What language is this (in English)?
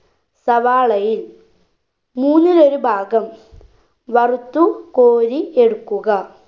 Malayalam